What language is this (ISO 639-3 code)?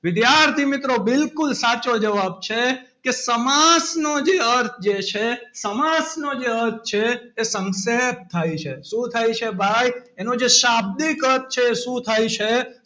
guj